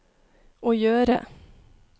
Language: Norwegian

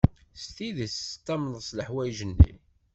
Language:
Kabyle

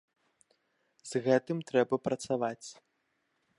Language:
Belarusian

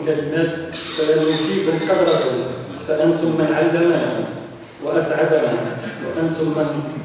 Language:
Arabic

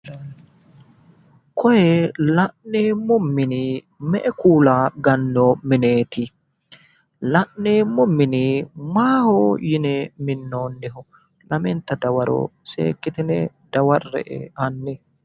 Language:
Sidamo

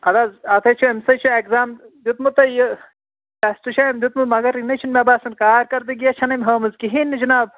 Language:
Kashmiri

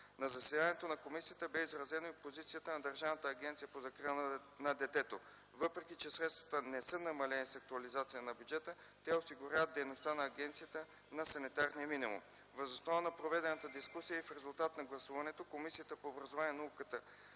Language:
Bulgarian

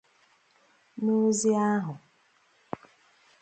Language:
Igbo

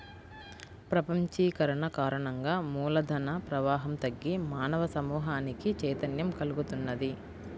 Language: Telugu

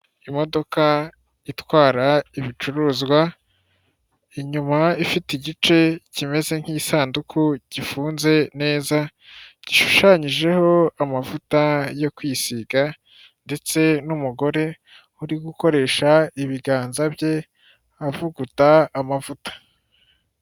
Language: Kinyarwanda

